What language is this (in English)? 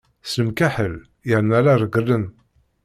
Kabyle